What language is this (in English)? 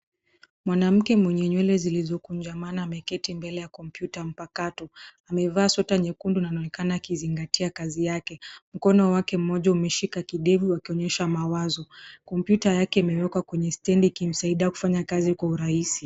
Swahili